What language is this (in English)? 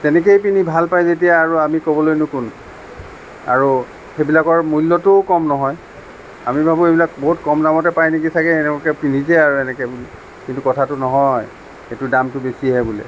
Assamese